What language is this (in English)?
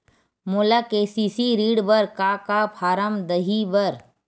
Chhattisgarhi